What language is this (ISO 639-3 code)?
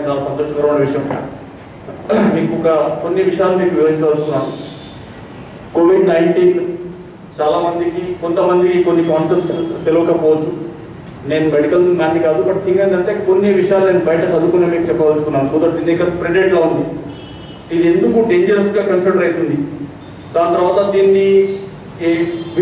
hin